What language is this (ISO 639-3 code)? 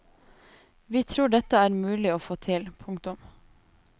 nor